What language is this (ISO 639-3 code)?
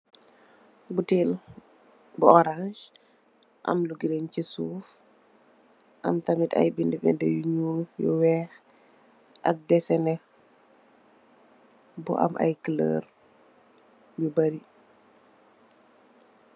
wol